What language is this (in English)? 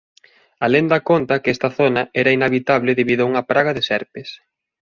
Galician